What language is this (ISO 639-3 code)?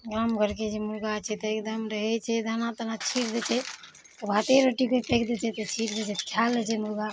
mai